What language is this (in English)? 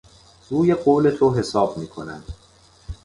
Persian